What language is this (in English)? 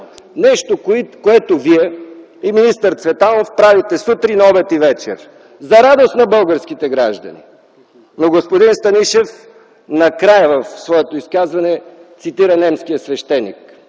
Bulgarian